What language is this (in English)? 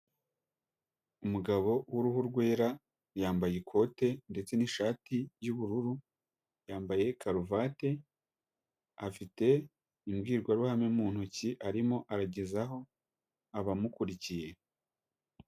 Kinyarwanda